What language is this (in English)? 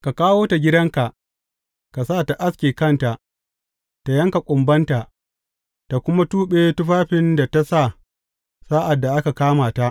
Hausa